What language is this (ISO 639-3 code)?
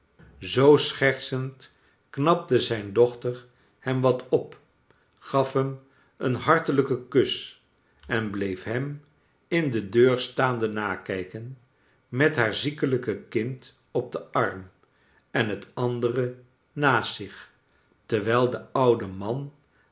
nld